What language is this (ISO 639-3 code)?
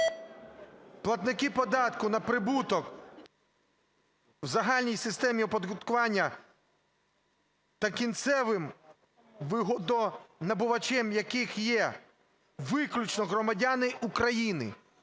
ukr